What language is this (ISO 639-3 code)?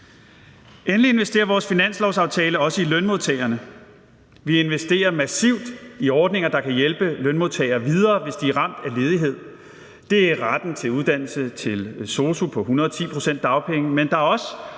dan